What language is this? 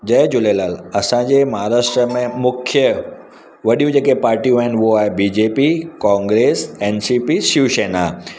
Sindhi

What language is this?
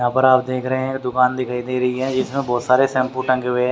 Hindi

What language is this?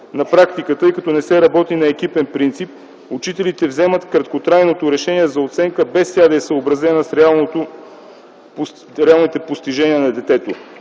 Bulgarian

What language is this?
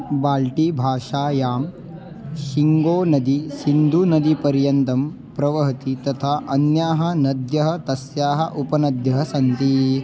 Sanskrit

